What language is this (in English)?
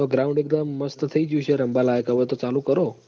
Gujarati